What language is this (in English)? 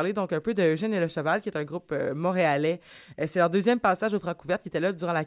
French